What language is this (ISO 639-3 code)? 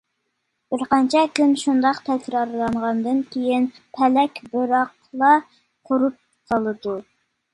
uig